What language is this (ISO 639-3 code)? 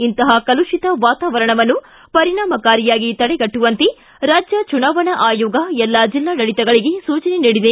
kan